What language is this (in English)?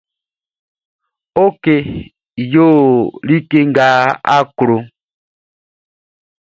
Baoulé